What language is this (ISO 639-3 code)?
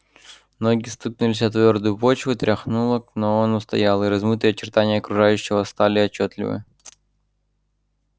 rus